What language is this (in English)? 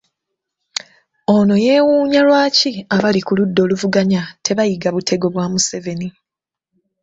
Ganda